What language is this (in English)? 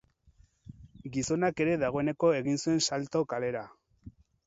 Basque